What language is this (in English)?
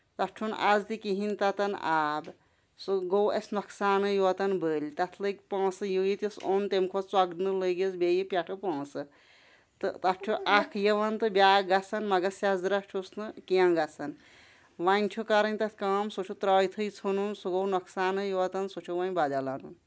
Kashmiri